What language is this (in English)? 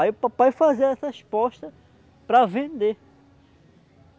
Portuguese